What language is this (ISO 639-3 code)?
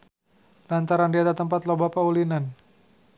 sun